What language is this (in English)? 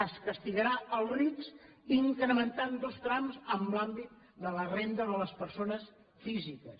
Catalan